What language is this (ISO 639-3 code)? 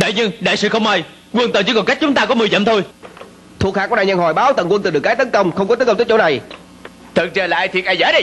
vie